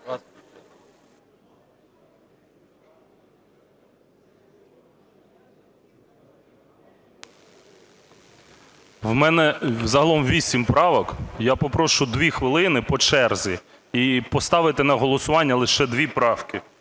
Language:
Ukrainian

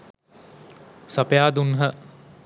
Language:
Sinhala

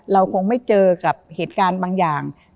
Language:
Thai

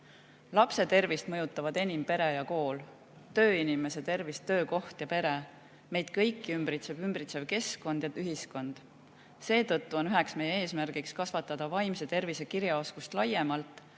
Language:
Estonian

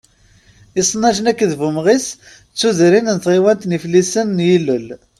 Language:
Kabyle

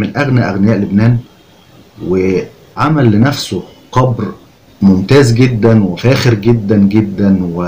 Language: Arabic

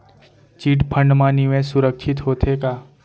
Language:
Chhattisgarhi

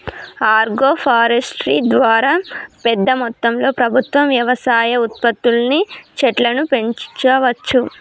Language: Telugu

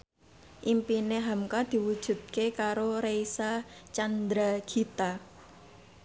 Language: Javanese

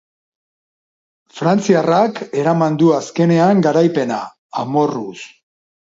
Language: Basque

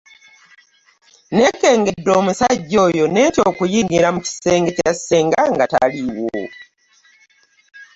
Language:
Ganda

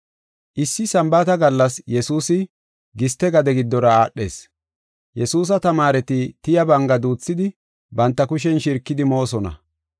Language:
Gofa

